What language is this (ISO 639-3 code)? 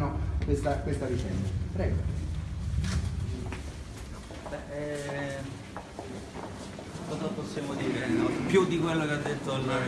ita